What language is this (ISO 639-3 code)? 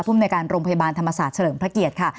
tha